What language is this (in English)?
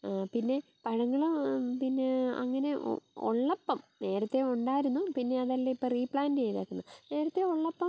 Malayalam